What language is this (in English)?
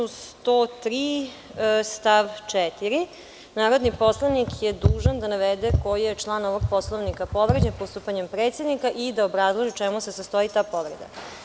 Serbian